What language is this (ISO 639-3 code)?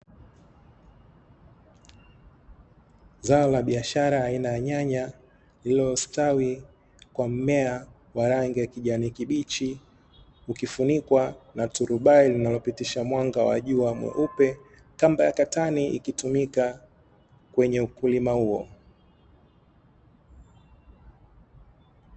swa